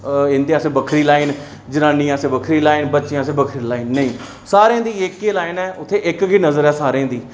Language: Dogri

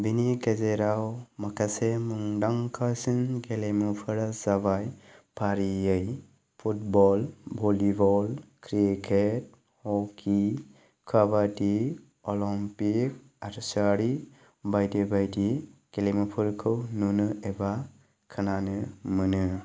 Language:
Bodo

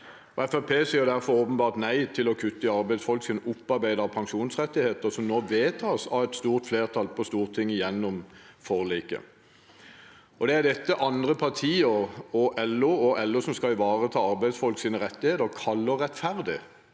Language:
Norwegian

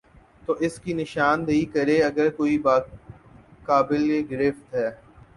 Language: Urdu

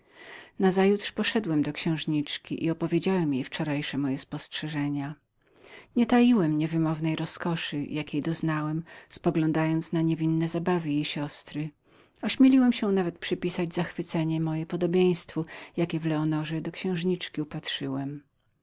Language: Polish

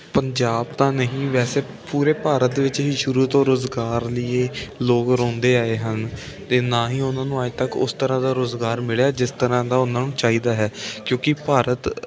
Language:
Punjabi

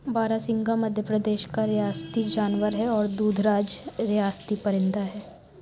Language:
Urdu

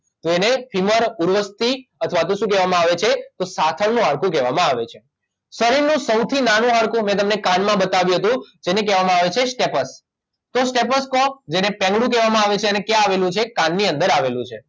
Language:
Gujarati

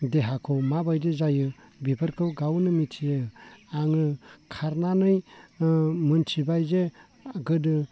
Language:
Bodo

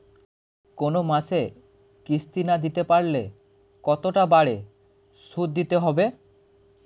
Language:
Bangla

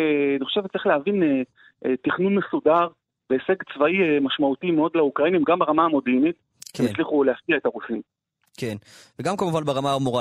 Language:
Hebrew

